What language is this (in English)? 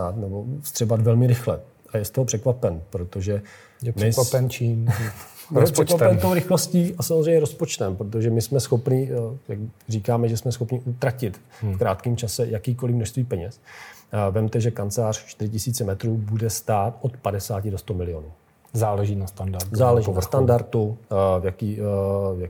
Czech